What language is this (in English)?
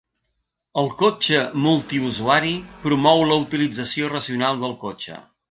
Catalan